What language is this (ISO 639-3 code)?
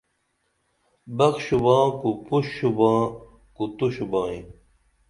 dml